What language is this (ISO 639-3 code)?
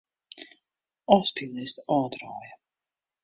fry